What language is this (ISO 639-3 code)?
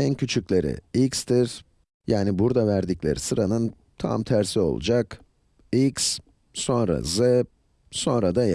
tur